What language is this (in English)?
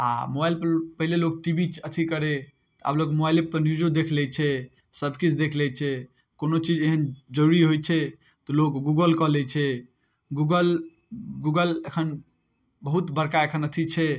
Maithili